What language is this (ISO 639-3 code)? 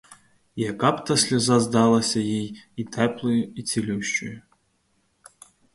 ukr